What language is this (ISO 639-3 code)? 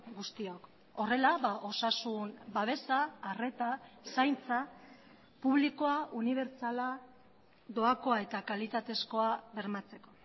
eus